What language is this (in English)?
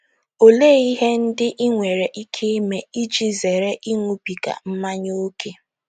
Igbo